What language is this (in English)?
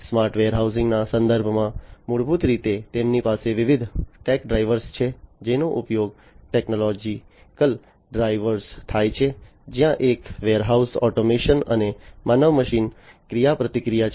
Gujarati